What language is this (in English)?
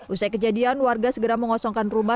Indonesian